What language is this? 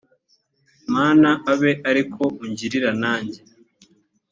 Kinyarwanda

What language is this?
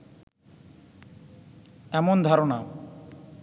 Bangla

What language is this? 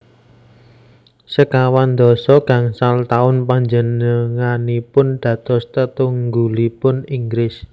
Javanese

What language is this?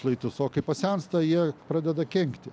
Lithuanian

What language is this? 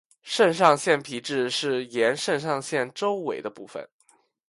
Chinese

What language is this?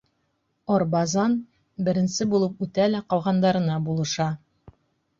Bashkir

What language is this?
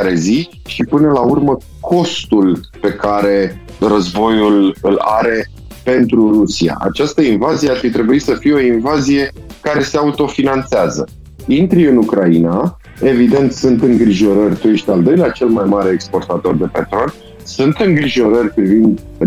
Romanian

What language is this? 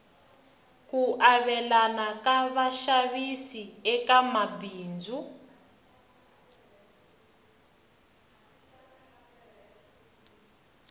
Tsonga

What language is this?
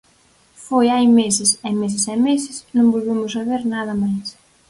Galician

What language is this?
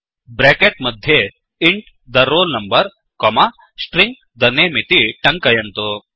Sanskrit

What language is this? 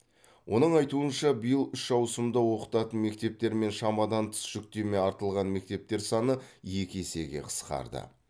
Kazakh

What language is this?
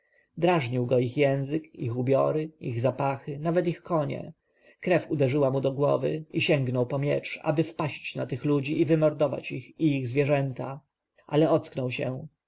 Polish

